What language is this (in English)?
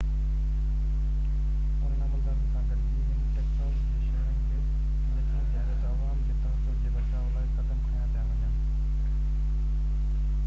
Sindhi